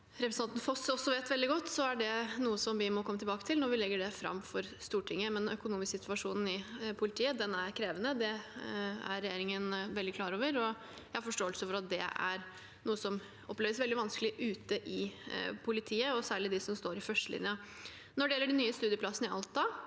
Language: Norwegian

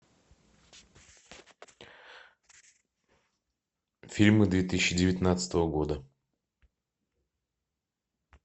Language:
Russian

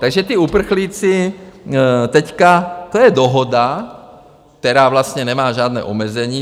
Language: Czech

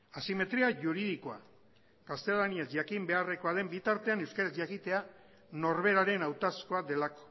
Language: Basque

